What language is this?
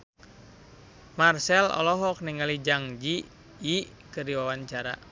Sundanese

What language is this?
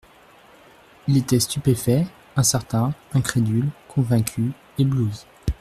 French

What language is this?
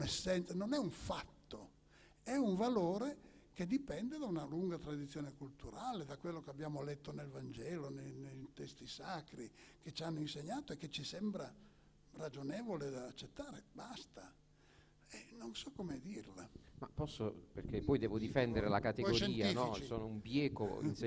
Italian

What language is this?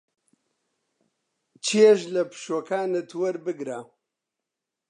Central Kurdish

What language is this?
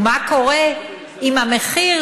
Hebrew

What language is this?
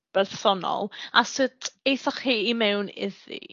Welsh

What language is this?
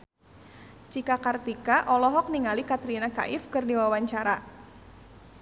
Sundanese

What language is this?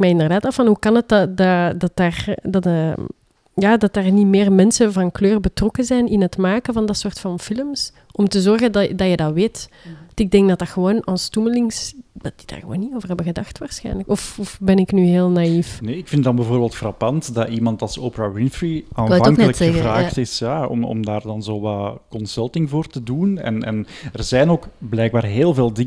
Dutch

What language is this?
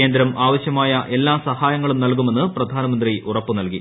Malayalam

